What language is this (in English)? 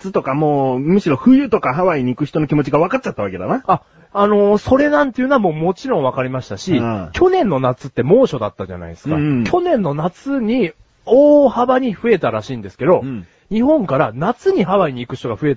Japanese